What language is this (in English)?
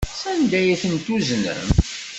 Kabyle